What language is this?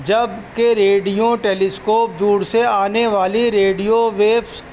Urdu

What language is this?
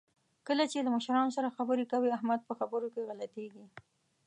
Pashto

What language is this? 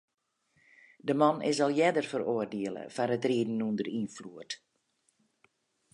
Western Frisian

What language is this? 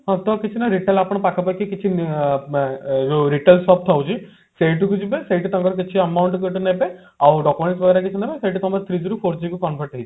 Odia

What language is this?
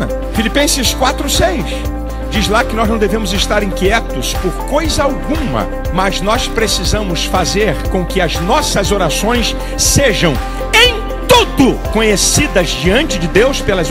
Portuguese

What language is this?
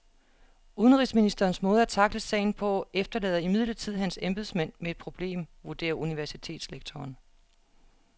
Danish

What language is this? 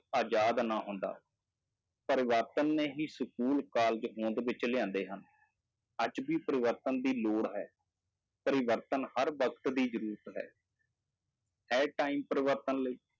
Punjabi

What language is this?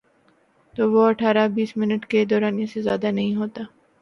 Urdu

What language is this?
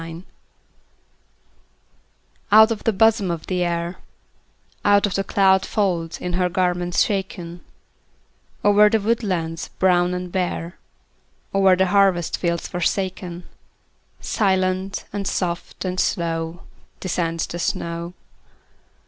English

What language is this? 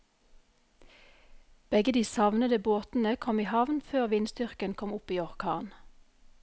Norwegian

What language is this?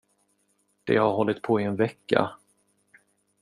Swedish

